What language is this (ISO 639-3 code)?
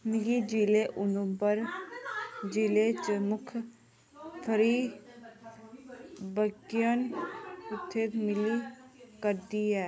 doi